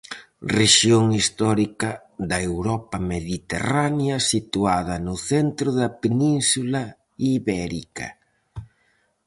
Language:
Galician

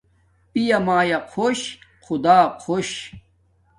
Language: Domaaki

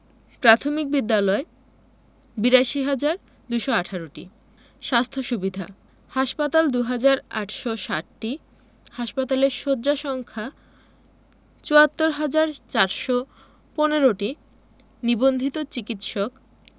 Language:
Bangla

